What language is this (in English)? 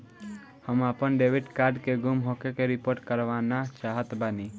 Bhojpuri